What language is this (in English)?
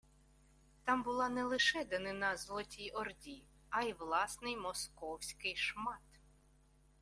Ukrainian